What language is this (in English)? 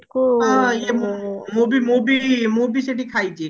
Odia